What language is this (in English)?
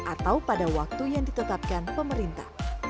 Indonesian